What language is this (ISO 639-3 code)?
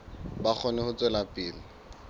sot